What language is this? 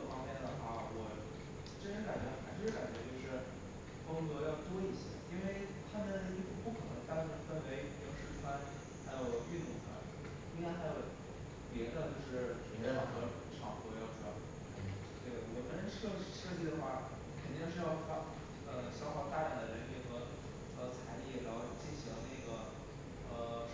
Chinese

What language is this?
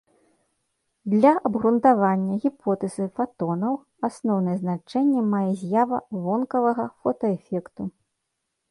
Belarusian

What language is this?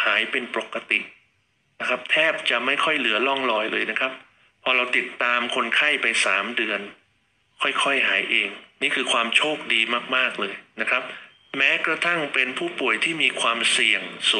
Thai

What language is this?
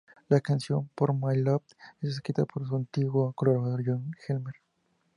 Spanish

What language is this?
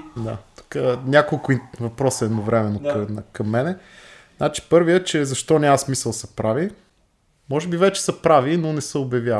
Bulgarian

